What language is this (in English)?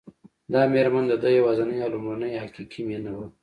Pashto